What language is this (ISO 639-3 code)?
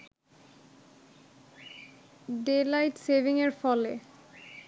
ben